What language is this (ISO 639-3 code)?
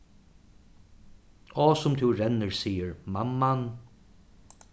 fao